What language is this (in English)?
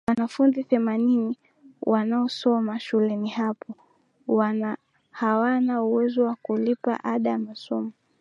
Swahili